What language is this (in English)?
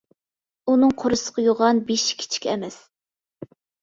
Uyghur